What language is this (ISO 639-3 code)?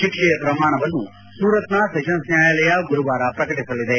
kan